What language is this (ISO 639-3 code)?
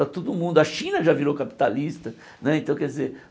por